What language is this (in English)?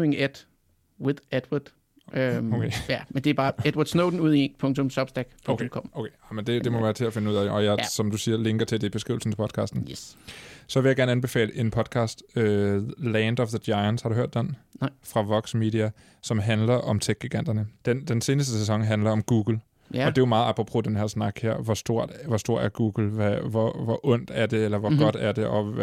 Danish